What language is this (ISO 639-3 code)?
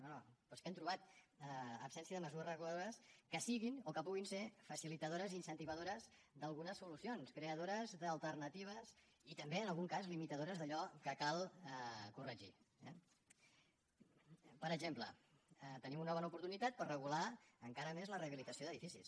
cat